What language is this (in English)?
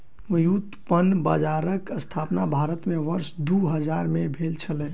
Maithili